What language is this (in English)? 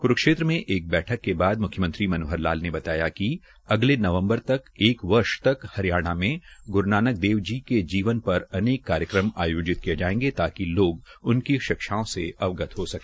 Hindi